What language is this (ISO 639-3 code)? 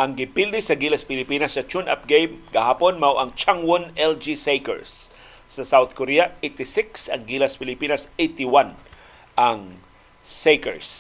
fil